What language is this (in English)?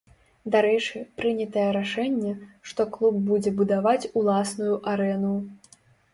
Belarusian